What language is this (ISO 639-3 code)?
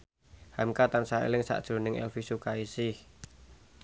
jav